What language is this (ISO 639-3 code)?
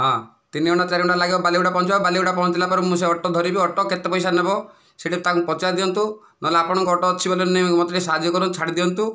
ori